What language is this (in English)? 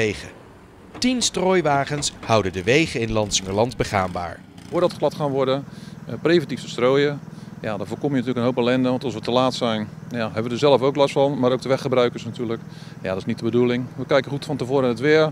Dutch